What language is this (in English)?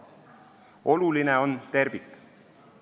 Estonian